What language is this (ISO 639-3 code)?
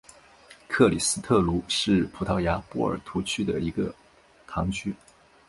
zho